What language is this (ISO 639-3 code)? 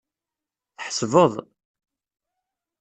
kab